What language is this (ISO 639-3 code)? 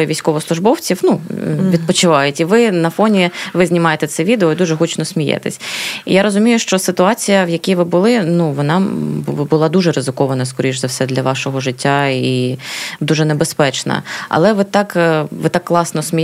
ukr